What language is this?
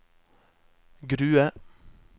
Norwegian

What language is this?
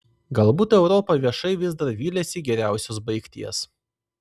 Lithuanian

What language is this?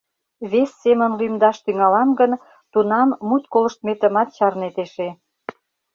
Mari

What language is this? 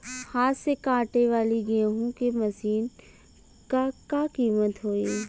Bhojpuri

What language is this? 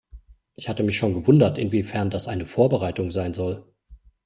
German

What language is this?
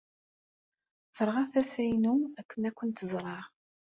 Kabyle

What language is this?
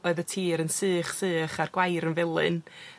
Welsh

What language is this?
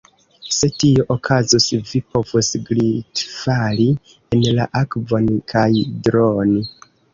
Esperanto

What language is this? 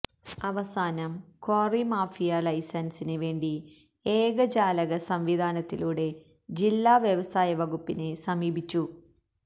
Malayalam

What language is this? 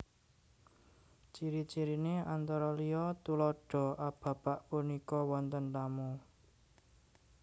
Javanese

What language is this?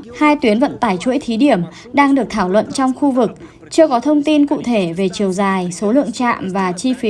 Vietnamese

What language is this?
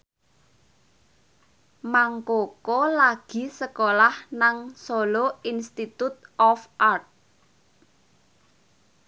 Javanese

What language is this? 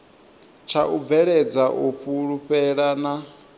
Venda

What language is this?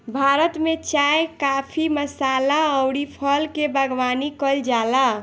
Bhojpuri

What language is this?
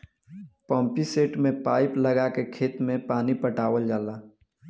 Bhojpuri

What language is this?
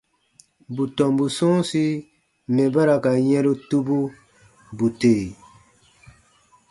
Baatonum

